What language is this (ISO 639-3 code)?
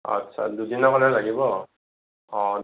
asm